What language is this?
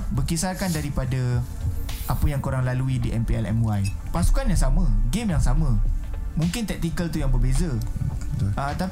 Malay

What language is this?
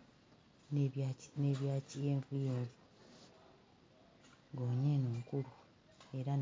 Ganda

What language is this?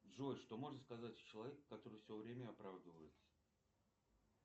Russian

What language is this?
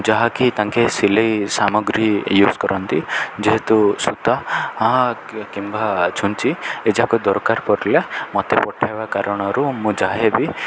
Odia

